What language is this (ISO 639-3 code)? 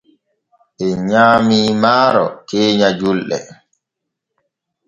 fue